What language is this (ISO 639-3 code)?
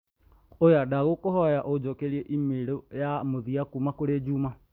kik